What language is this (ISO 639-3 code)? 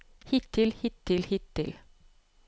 nor